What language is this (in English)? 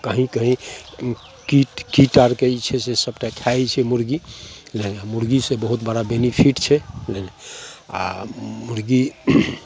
Maithili